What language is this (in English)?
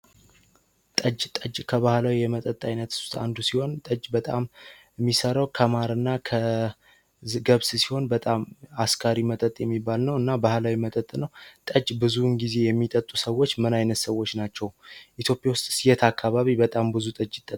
Amharic